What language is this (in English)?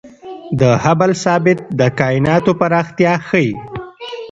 Pashto